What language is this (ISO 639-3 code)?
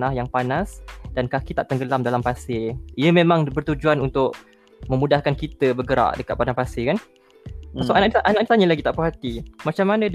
msa